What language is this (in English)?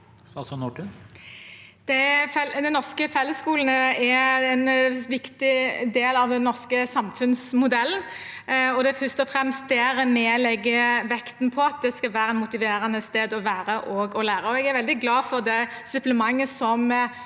Norwegian